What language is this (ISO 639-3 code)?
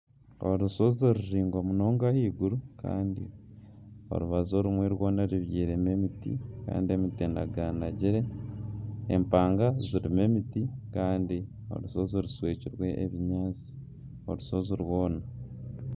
nyn